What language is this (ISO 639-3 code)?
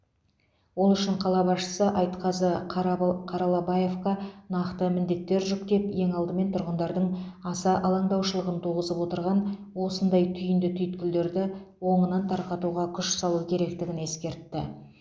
kaz